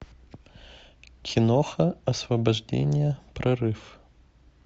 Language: Russian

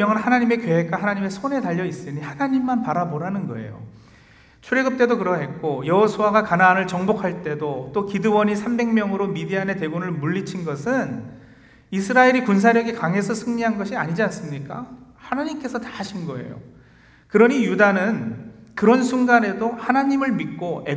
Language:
Korean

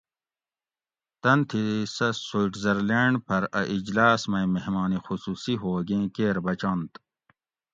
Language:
Gawri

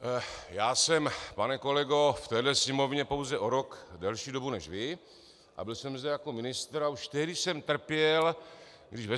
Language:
Czech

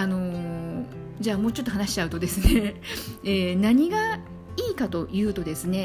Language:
Japanese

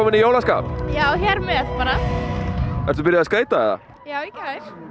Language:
Icelandic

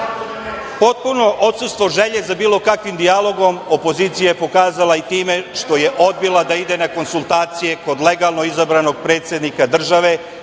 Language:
Serbian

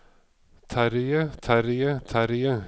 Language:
Norwegian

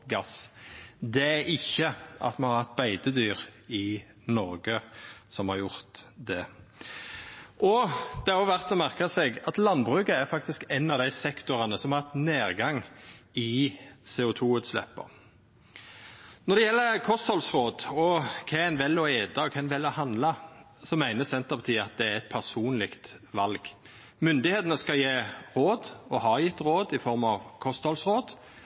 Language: Norwegian Nynorsk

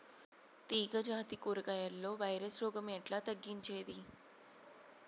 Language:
Telugu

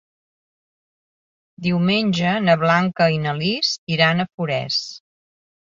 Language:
Catalan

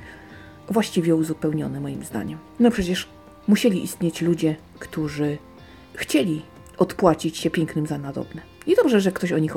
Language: Polish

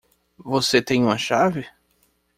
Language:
Portuguese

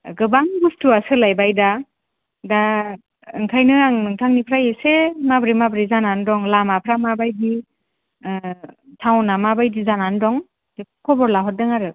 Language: Bodo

